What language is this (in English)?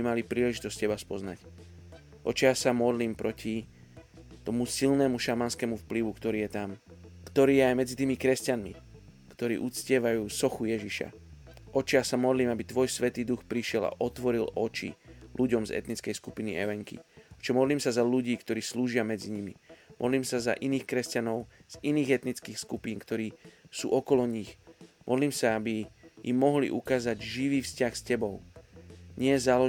Slovak